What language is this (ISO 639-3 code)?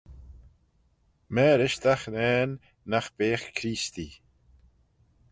glv